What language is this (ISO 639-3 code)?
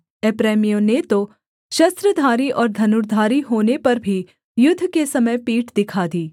hin